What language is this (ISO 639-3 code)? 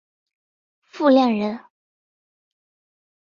zho